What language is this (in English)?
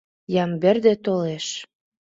Mari